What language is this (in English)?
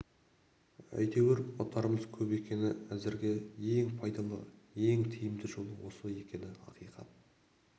Kazakh